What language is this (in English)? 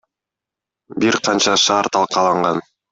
Kyrgyz